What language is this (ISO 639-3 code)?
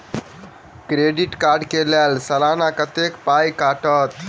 mai